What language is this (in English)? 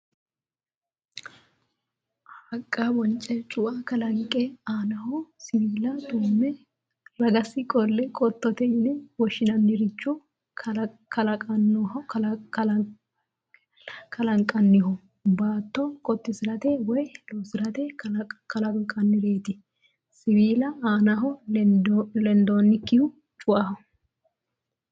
Sidamo